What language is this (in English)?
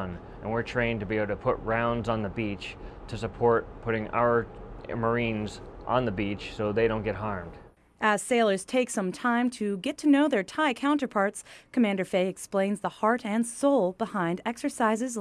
English